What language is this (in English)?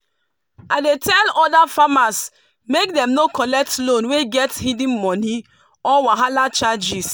Nigerian Pidgin